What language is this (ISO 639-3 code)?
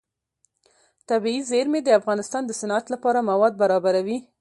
pus